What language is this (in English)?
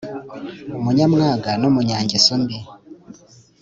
Kinyarwanda